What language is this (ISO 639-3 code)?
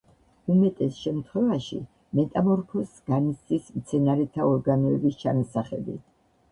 kat